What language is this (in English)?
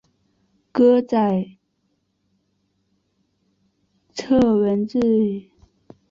Chinese